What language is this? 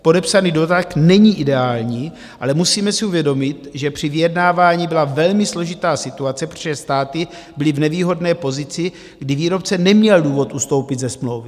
Czech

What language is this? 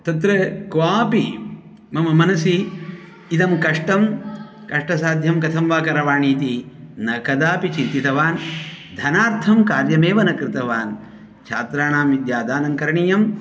Sanskrit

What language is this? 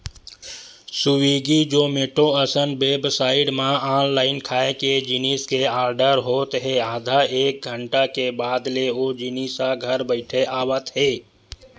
Chhattisgarhi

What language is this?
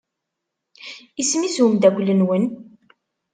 Kabyle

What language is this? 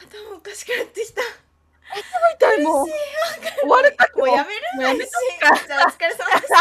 Japanese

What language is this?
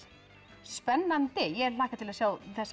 Icelandic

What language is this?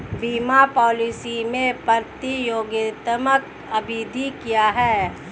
Hindi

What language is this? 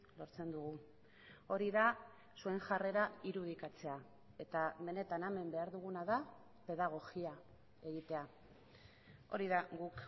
Basque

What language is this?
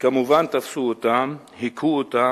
Hebrew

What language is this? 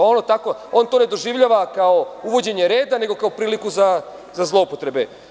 Serbian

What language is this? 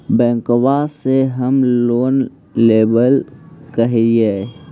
Magahi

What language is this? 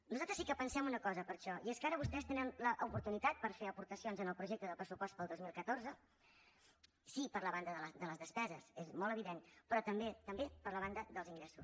Catalan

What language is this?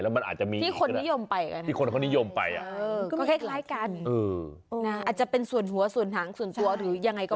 Thai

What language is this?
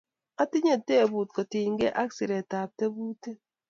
Kalenjin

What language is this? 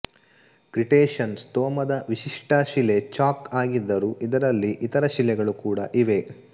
Kannada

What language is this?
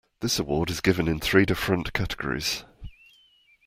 English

